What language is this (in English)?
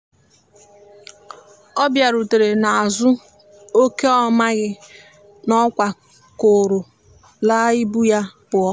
Igbo